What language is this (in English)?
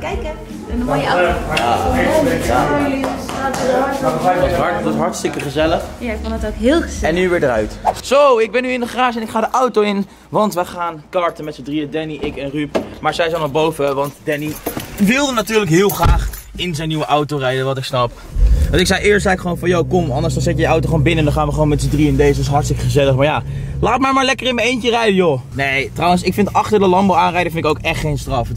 Dutch